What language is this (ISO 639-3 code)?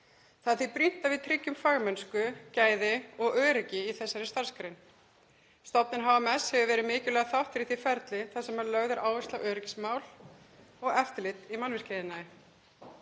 isl